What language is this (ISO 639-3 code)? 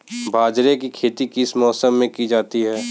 hin